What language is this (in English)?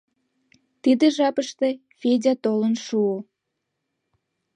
Mari